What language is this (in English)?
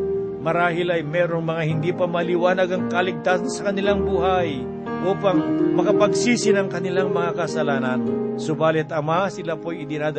Filipino